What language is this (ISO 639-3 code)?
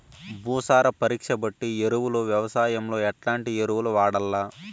tel